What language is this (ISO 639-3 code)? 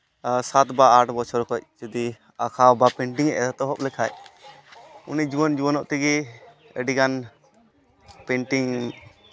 sat